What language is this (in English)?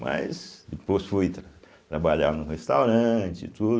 Portuguese